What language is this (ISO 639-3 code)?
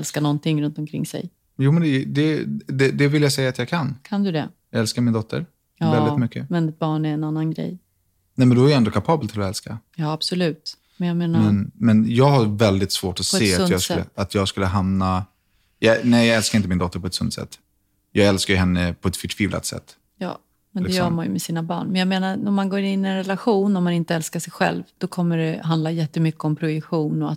swe